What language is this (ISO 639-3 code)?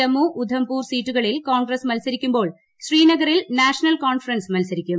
mal